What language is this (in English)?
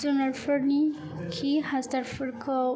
Bodo